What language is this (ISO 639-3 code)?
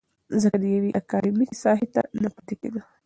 pus